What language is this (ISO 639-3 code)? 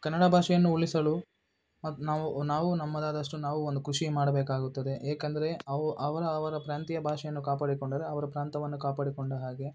kan